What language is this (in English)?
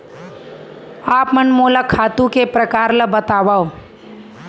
Chhattisgarhi